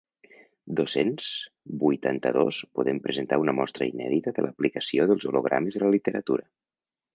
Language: Catalan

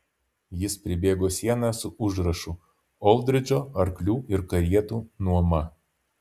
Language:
Lithuanian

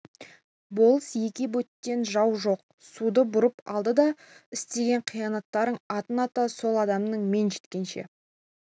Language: Kazakh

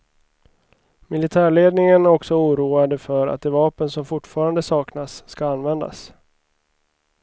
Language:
Swedish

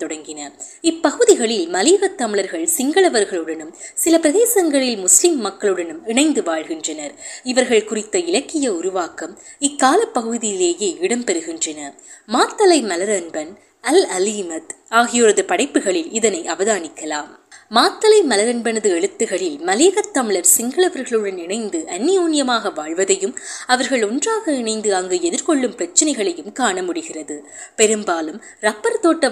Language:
Tamil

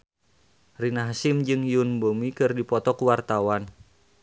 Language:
Sundanese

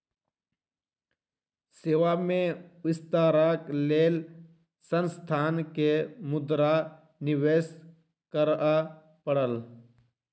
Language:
Maithili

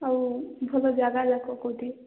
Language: Odia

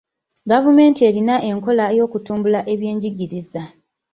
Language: Ganda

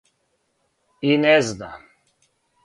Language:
Serbian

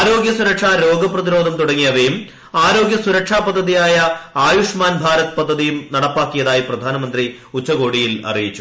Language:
Malayalam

